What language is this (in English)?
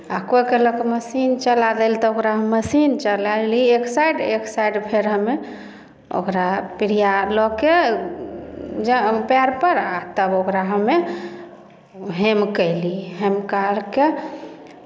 Maithili